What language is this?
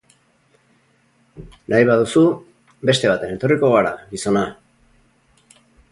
Basque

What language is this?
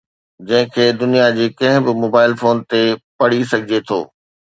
Sindhi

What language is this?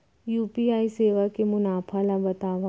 Chhattisgarhi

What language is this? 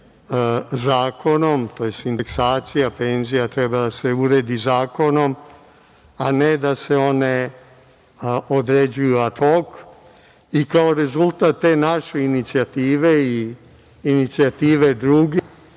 Serbian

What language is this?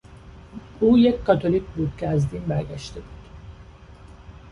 Persian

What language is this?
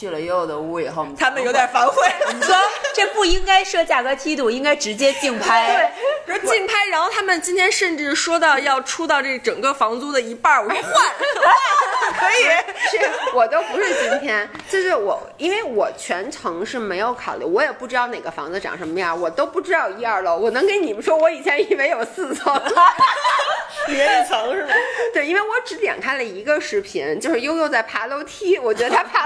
Chinese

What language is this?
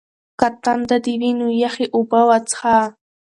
Pashto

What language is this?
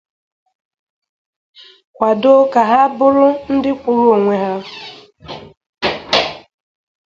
Igbo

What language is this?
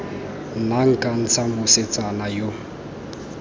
Tswana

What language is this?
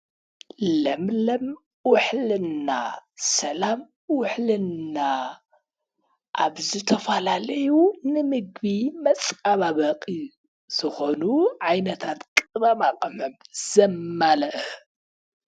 Tigrinya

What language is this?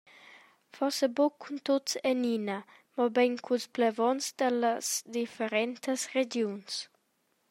Romansh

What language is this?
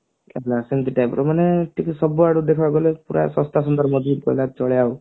Odia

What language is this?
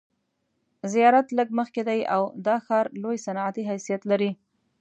Pashto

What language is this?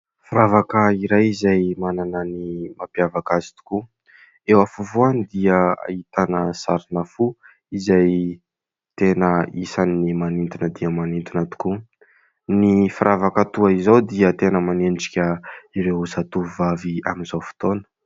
Malagasy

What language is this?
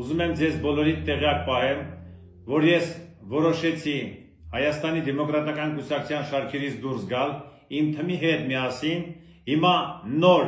Turkish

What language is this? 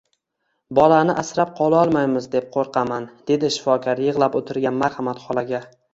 Uzbek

